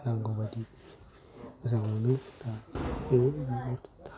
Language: Bodo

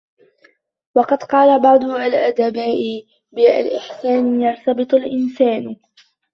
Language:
Arabic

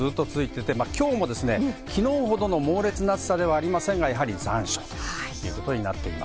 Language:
Japanese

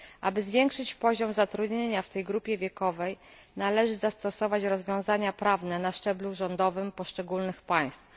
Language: Polish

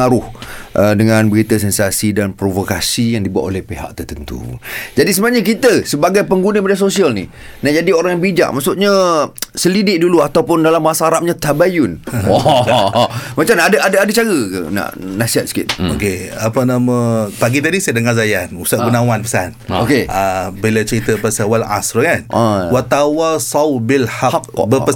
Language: Malay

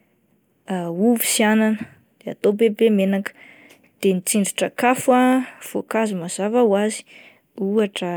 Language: Malagasy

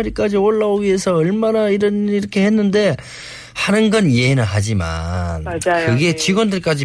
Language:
Korean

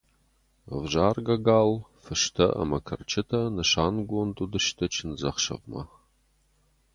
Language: Ossetic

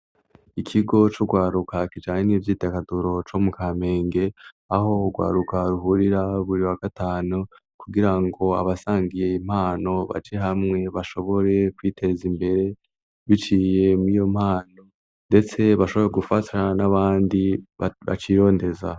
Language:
Rundi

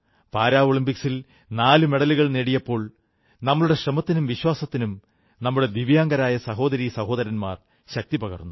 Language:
Malayalam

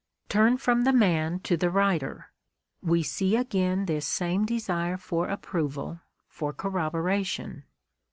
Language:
English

